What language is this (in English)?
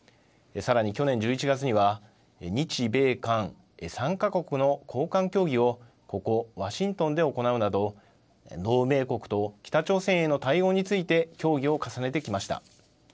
Japanese